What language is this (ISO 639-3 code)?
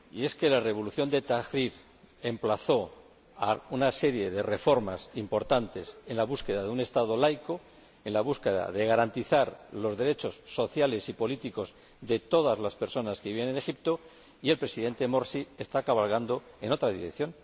spa